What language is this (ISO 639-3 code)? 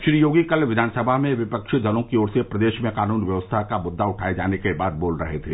hin